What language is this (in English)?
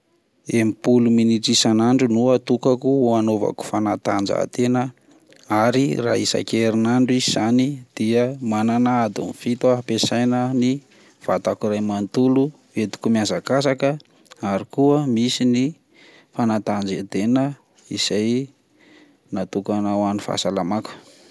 Malagasy